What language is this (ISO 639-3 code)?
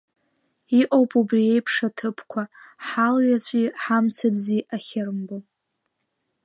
abk